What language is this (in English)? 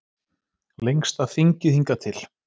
Icelandic